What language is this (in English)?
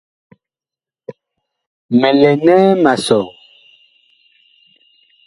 Bakoko